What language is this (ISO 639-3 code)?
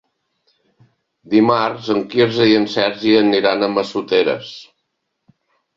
cat